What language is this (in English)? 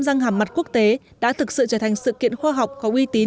Vietnamese